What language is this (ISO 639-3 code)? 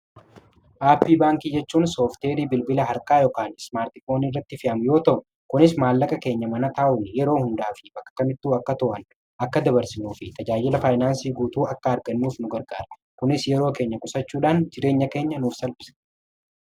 orm